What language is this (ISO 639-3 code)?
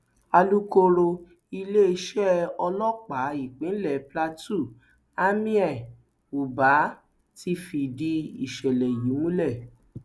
yor